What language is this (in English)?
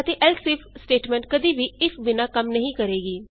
Punjabi